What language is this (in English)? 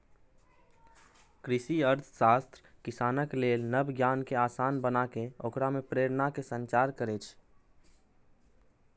Maithili